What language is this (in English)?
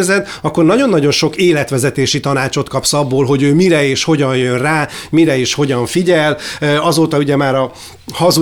Hungarian